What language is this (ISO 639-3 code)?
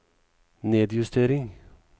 nor